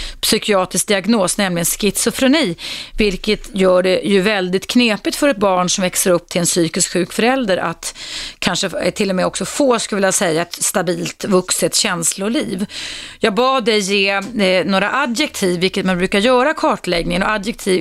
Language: Swedish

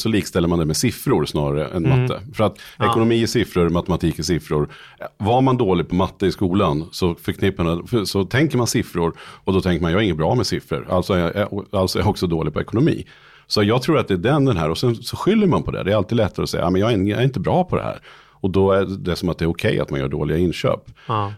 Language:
Swedish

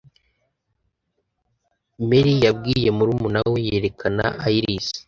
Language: Kinyarwanda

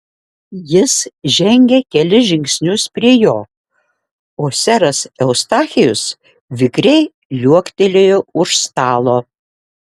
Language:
Lithuanian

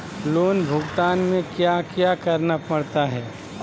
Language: Magahi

